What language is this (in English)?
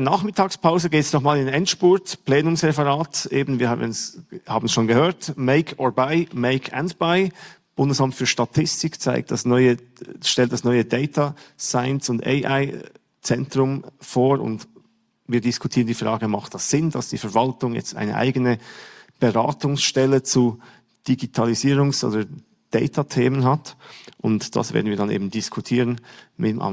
German